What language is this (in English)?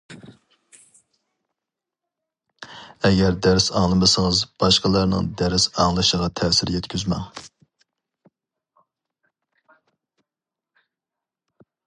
Uyghur